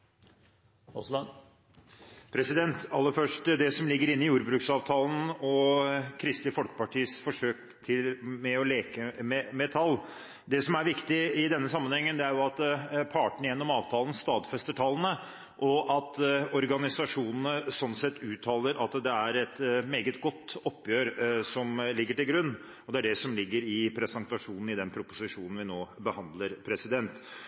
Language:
Norwegian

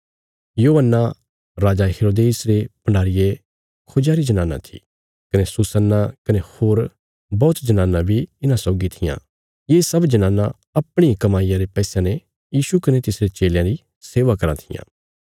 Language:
Bilaspuri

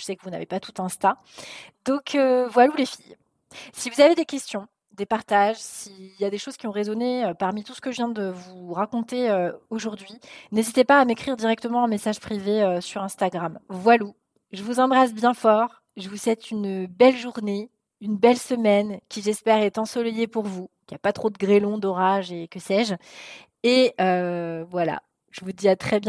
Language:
French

